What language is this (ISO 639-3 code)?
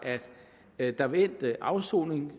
dan